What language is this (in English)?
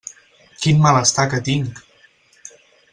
Catalan